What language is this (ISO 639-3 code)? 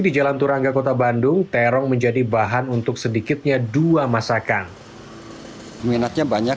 ind